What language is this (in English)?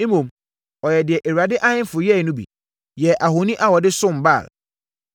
Akan